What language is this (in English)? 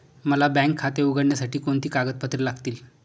Marathi